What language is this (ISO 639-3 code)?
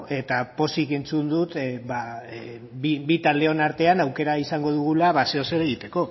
eus